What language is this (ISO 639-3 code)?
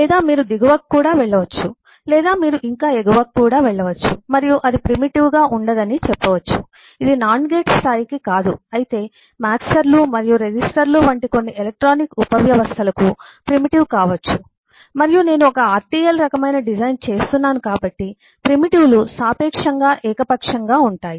tel